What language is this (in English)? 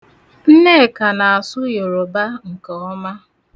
Igbo